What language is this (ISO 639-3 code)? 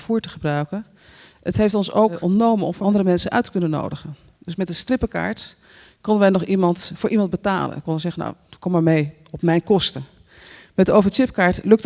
nld